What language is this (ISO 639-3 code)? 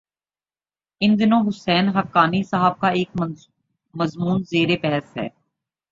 urd